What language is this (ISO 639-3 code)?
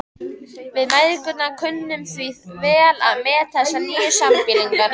isl